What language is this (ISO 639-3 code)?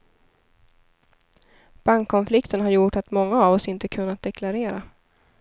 swe